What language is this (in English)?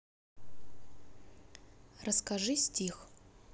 Russian